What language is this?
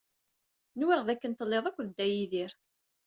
Kabyle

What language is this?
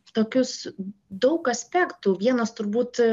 Lithuanian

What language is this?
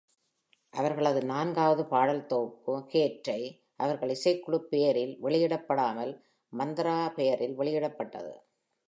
Tamil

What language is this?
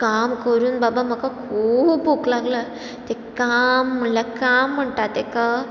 Konkani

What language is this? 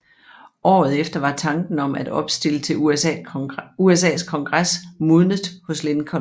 Danish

